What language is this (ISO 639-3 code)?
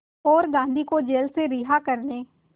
hin